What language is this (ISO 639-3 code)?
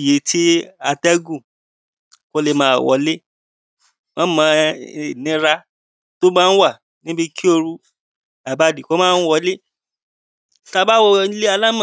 yor